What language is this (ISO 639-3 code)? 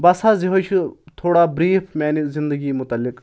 kas